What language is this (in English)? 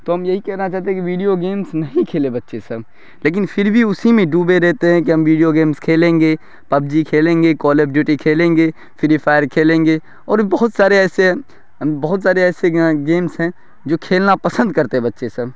Urdu